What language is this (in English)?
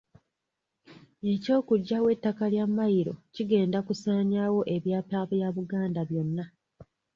Ganda